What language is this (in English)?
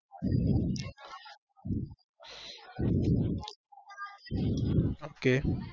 Gujarati